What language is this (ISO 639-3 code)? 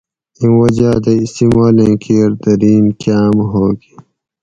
gwc